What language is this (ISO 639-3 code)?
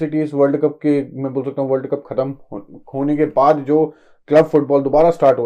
hin